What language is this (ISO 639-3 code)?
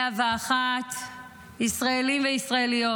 heb